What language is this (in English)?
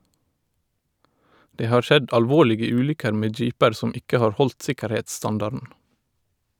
Norwegian